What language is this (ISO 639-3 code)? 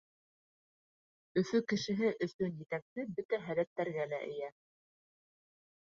bak